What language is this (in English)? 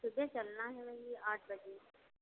Hindi